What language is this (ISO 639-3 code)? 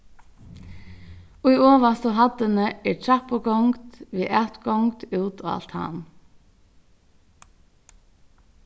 fao